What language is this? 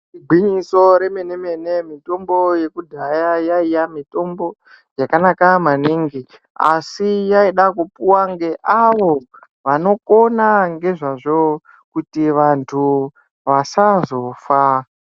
Ndau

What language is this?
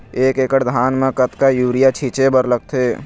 Chhattisgarhi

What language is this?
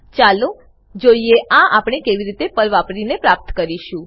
Gujarati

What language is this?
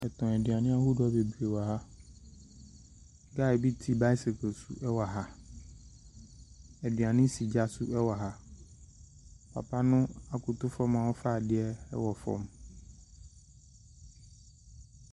Akan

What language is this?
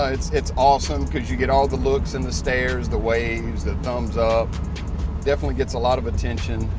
English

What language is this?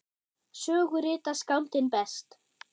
Icelandic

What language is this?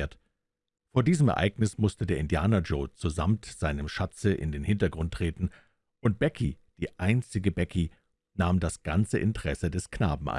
German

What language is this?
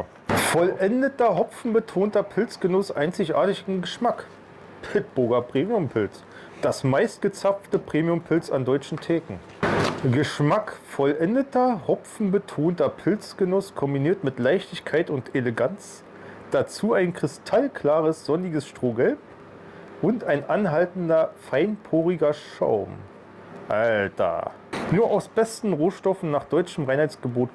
German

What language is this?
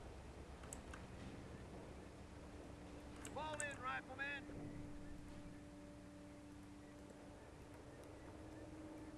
Korean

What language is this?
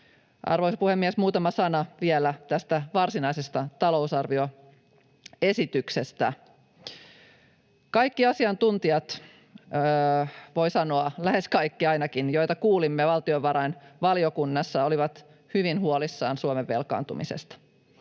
Finnish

